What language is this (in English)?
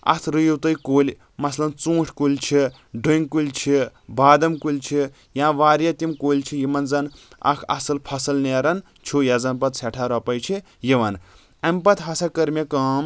Kashmiri